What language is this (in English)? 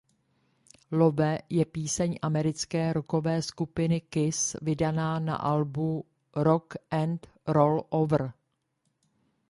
Czech